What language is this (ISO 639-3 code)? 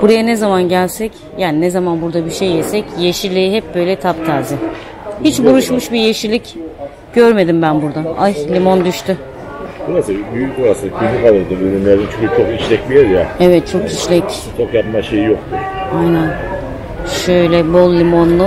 tur